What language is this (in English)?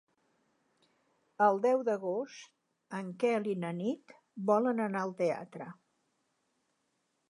Catalan